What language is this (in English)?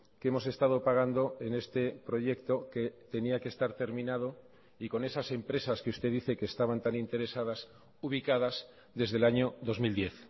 Spanish